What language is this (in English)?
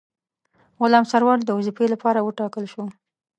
Pashto